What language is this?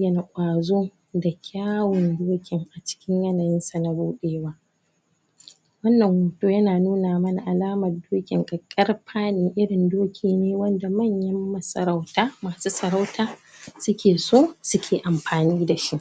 Hausa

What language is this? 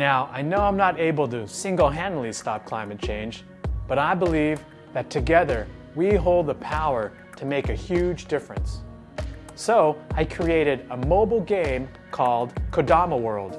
English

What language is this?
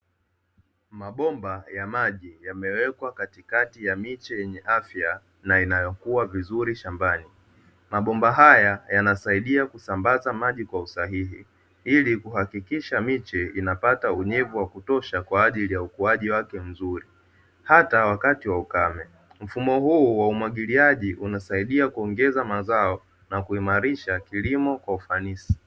Swahili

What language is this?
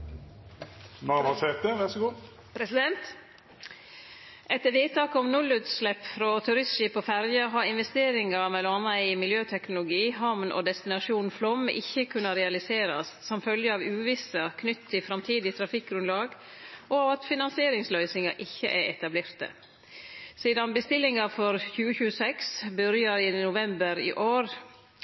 Norwegian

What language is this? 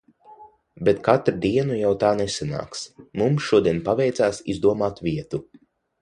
Latvian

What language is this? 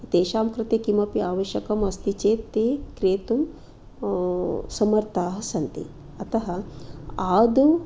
Sanskrit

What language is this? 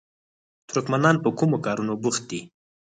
Pashto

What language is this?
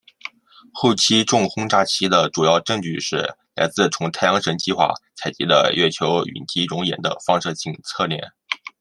Chinese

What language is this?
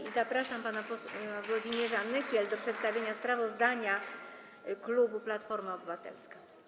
Polish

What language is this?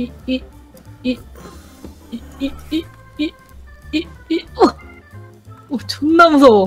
Korean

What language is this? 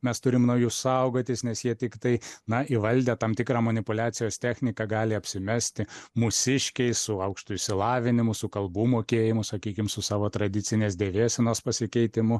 Lithuanian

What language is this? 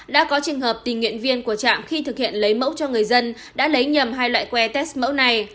Vietnamese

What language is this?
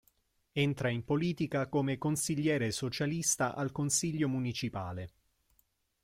Italian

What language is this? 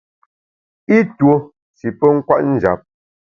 Bamun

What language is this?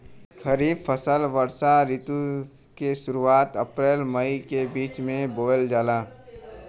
Bhojpuri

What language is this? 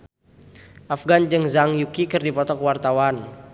Sundanese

